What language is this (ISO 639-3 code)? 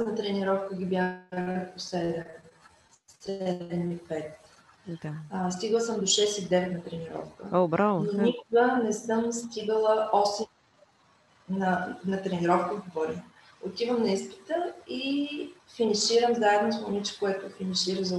bul